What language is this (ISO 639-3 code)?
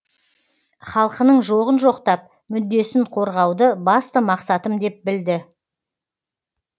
kaz